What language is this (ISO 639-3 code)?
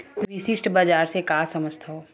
hne